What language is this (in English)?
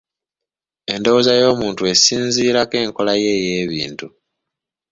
Ganda